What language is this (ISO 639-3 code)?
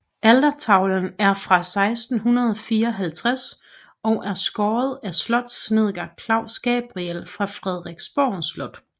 dan